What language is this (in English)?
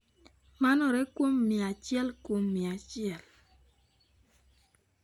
Luo (Kenya and Tanzania)